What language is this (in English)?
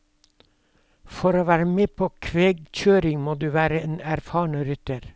Norwegian